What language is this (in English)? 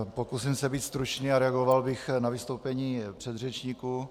Czech